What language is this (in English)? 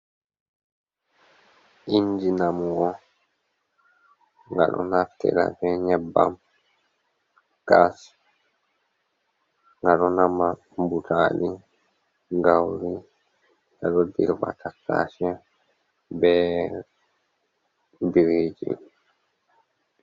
Fula